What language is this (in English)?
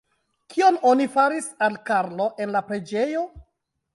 Esperanto